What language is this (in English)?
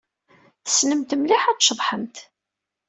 Kabyle